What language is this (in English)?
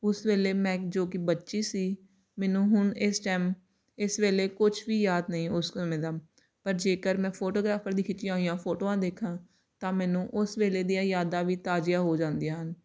Punjabi